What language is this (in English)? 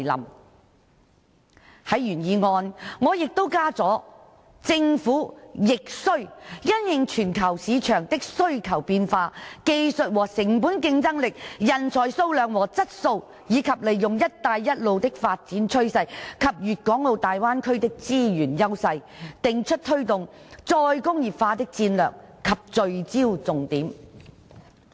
Cantonese